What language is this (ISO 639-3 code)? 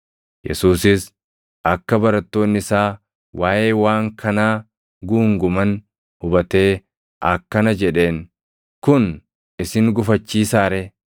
orm